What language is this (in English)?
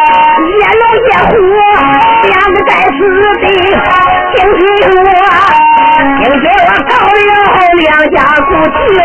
Chinese